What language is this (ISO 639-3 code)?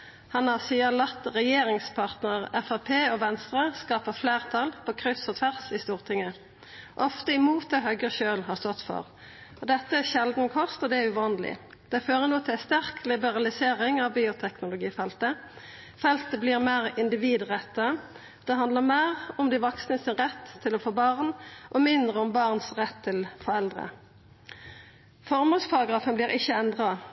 nno